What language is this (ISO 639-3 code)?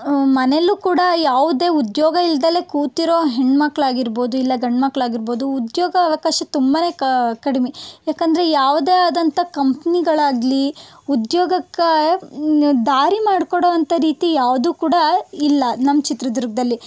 kan